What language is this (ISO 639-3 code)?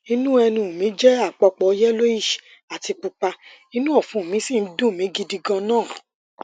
yor